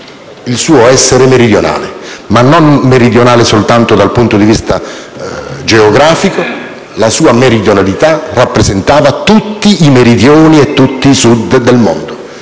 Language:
Italian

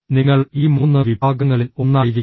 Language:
Malayalam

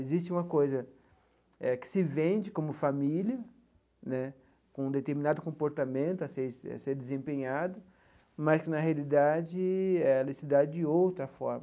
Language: Portuguese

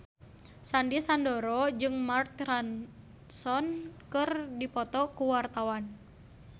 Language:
Sundanese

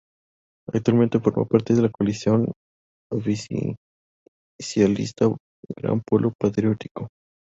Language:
Spanish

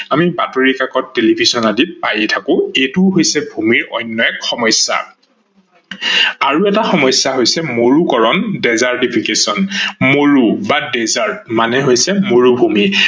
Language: Assamese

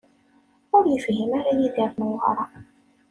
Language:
Kabyle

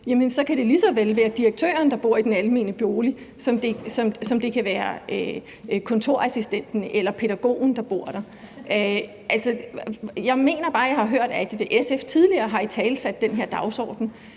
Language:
Danish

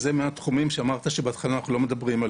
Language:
Hebrew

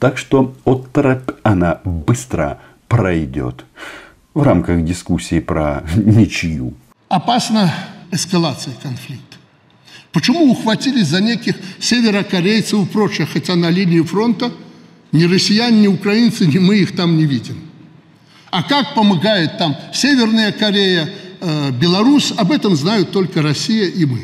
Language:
Russian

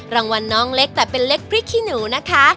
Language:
Thai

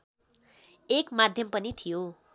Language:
Nepali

